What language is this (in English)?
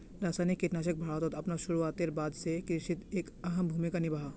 Magahi